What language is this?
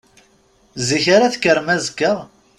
Kabyle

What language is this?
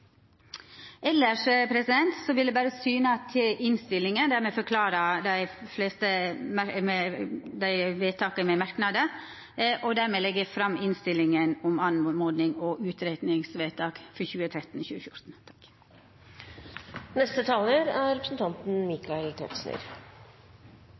Norwegian Nynorsk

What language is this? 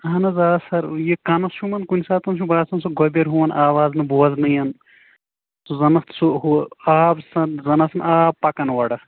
Kashmiri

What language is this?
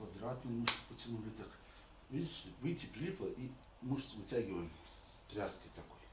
Russian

